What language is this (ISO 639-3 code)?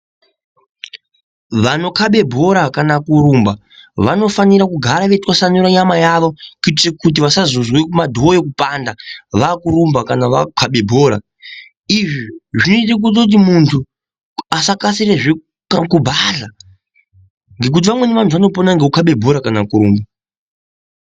ndc